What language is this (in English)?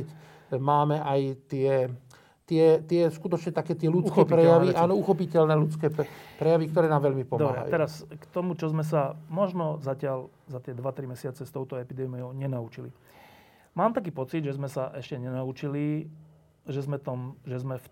Slovak